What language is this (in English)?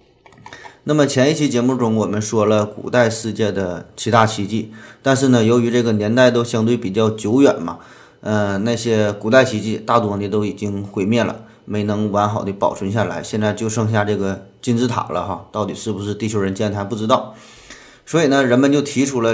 Chinese